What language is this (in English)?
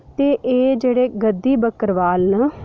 Dogri